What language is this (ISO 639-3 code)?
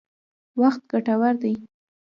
pus